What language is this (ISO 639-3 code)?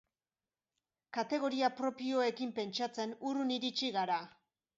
eus